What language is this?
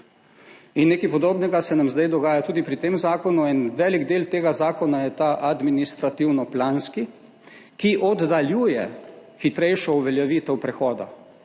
Slovenian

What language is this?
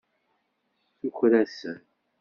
Kabyle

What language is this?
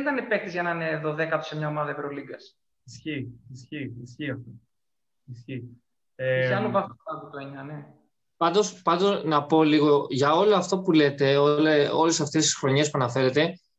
Greek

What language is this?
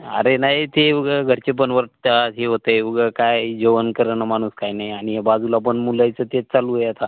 Marathi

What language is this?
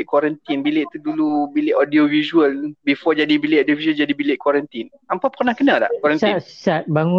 Malay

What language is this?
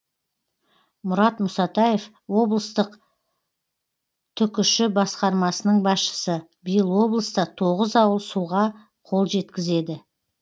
Kazakh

